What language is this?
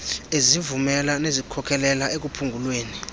Xhosa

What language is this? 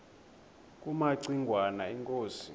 Xhosa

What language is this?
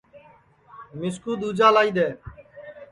Sansi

